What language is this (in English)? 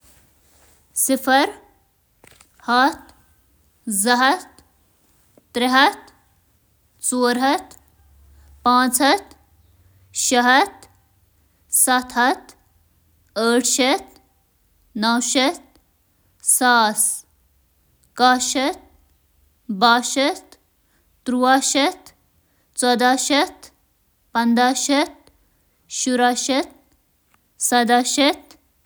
Kashmiri